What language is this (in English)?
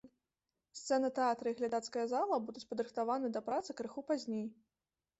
Belarusian